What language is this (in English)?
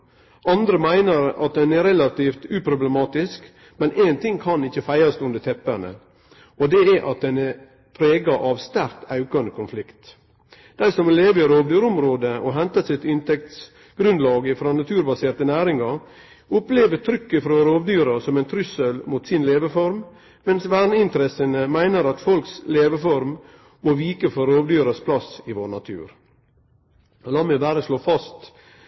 Norwegian Nynorsk